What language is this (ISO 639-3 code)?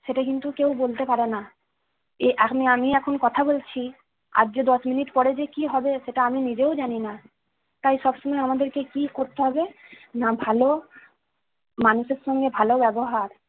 ben